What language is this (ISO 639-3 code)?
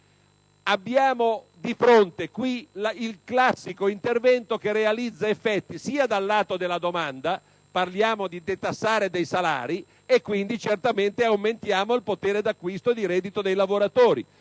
ita